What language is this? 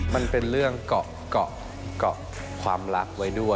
Thai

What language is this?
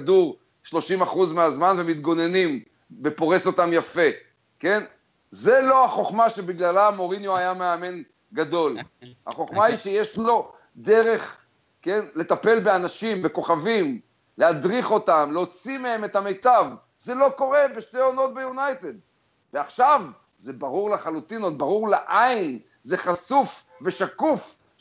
Hebrew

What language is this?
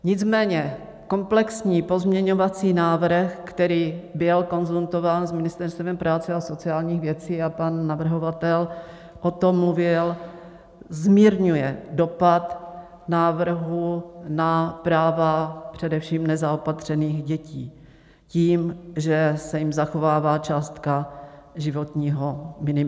Czech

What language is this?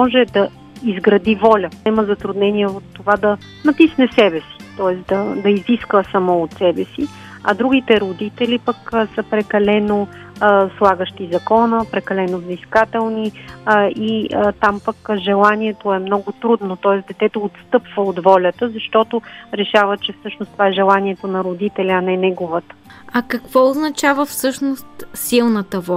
Bulgarian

